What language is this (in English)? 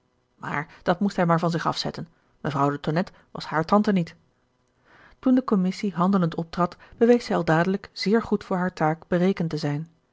Dutch